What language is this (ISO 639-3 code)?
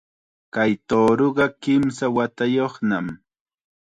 qxa